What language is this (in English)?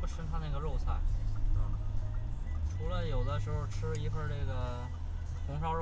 Chinese